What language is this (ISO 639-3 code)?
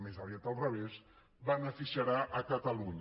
cat